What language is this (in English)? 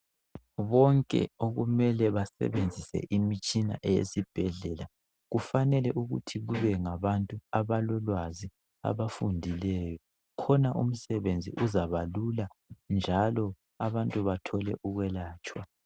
North Ndebele